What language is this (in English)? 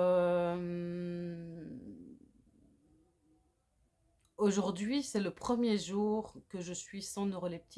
French